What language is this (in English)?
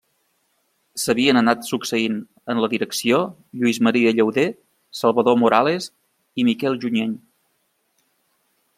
Catalan